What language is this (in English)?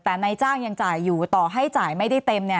Thai